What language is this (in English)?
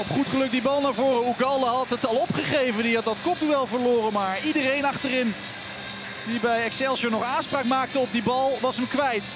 Dutch